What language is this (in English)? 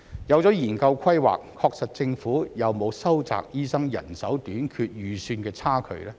Cantonese